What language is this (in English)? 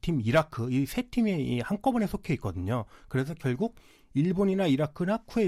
Korean